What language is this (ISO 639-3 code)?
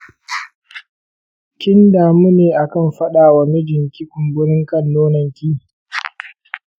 hau